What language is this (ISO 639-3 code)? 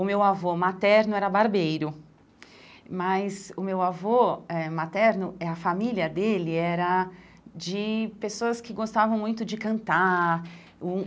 por